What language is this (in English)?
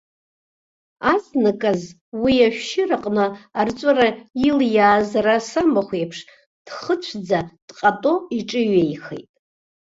Abkhazian